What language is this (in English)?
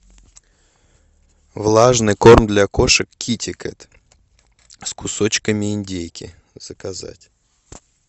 Russian